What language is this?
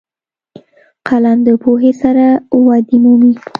Pashto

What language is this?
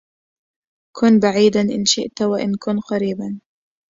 Arabic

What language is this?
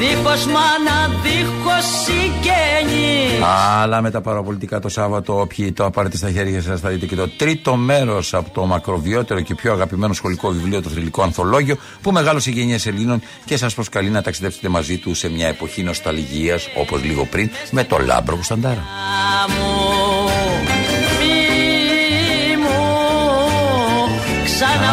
Greek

